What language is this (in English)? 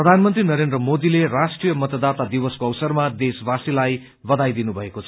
Nepali